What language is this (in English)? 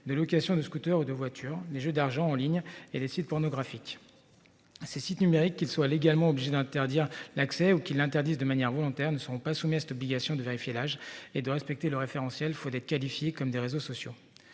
French